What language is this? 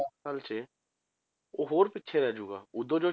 Punjabi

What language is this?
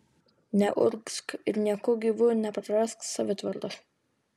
Lithuanian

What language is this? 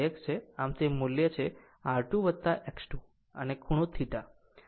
Gujarati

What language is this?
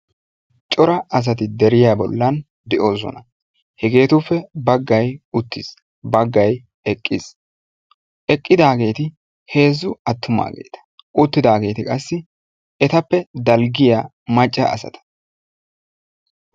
Wolaytta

